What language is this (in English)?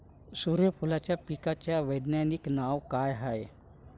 Marathi